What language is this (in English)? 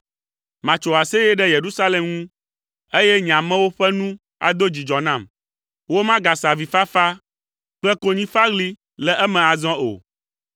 Ewe